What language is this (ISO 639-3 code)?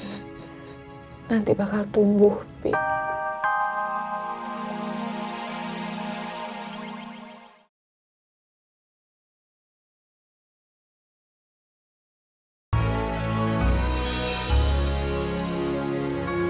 ind